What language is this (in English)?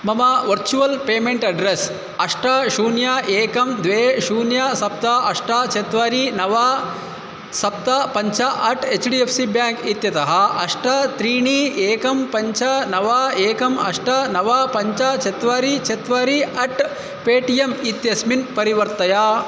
Sanskrit